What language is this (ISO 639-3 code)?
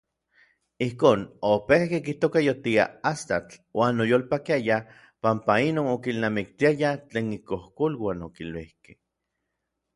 nlv